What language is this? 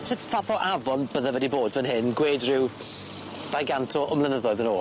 Welsh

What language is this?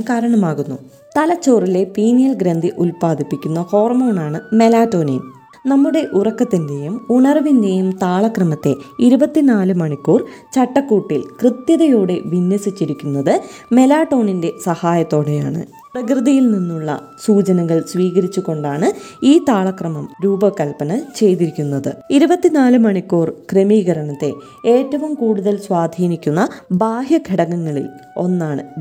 Malayalam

